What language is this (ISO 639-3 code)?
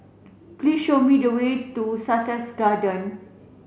eng